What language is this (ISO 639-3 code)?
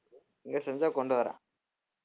tam